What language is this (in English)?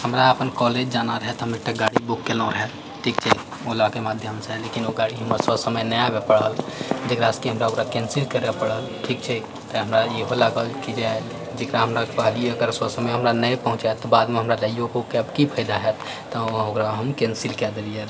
Maithili